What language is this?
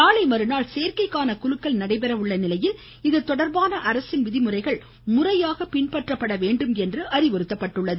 Tamil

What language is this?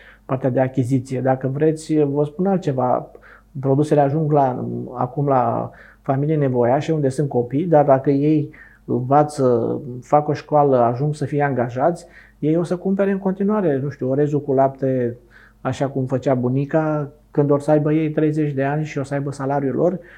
Romanian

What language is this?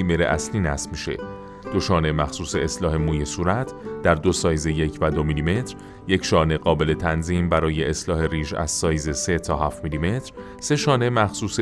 Persian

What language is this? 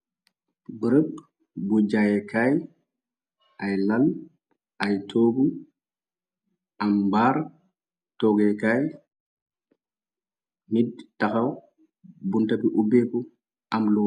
Wolof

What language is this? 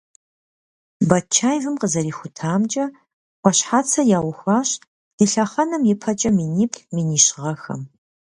Kabardian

